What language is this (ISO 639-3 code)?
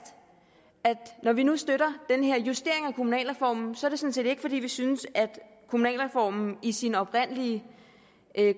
dan